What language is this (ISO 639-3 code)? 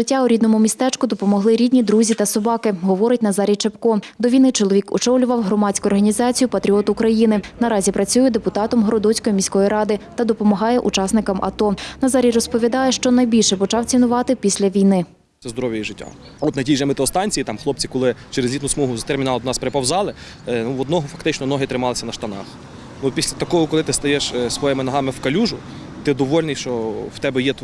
ukr